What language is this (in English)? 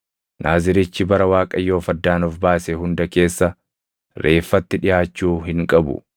Oromo